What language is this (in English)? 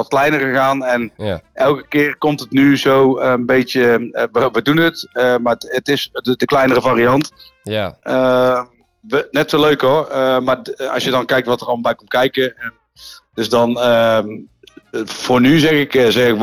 Dutch